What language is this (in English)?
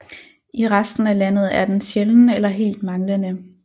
Danish